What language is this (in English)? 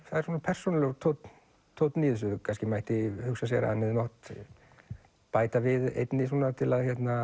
Icelandic